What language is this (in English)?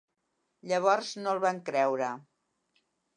Catalan